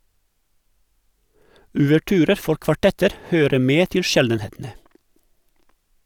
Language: Norwegian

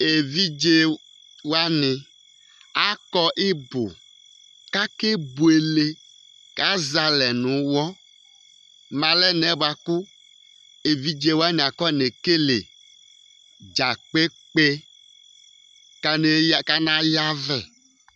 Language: Ikposo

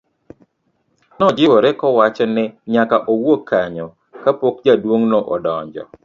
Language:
Luo (Kenya and Tanzania)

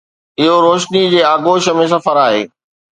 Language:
Sindhi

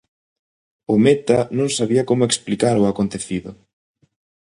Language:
Galician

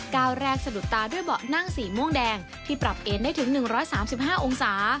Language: Thai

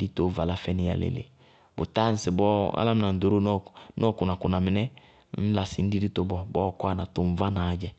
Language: Bago-Kusuntu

